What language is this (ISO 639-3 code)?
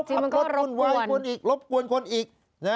tha